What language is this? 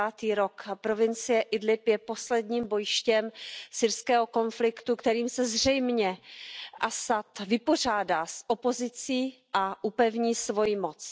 Czech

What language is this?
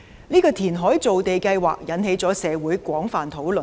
Cantonese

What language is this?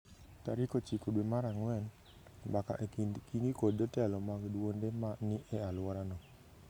Luo (Kenya and Tanzania)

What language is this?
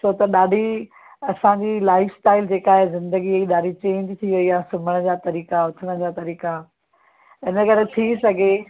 Sindhi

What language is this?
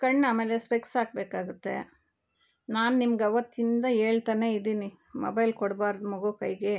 Kannada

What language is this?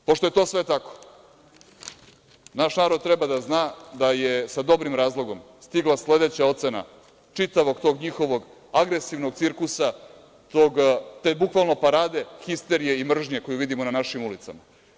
Serbian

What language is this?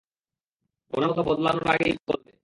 Bangla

